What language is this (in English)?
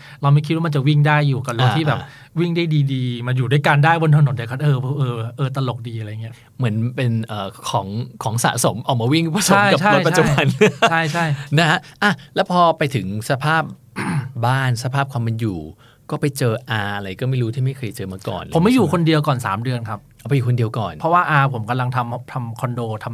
Thai